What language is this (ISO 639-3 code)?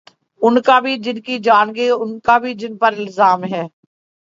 urd